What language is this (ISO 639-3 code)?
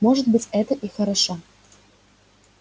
rus